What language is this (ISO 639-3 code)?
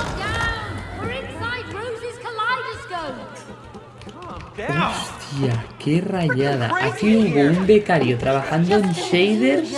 spa